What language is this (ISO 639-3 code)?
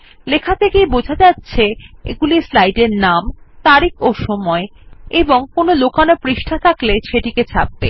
ben